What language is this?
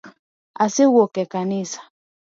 Luo (Kenya and Tanzania)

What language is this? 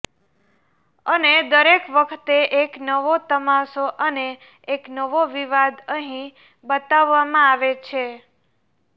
Gujarati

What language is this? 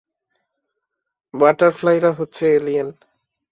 Bangla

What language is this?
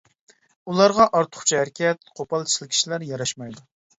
Uyghur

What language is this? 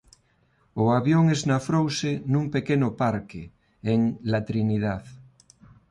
Galician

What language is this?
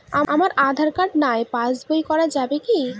Bangla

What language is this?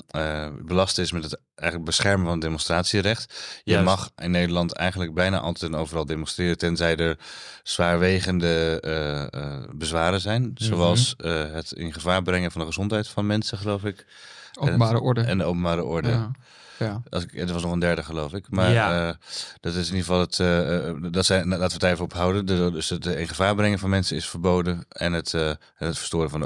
Dutch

